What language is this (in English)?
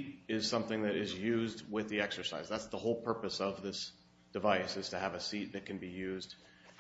English